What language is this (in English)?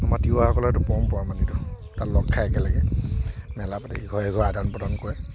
Assamese